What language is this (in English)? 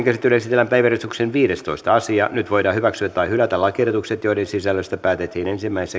Finnish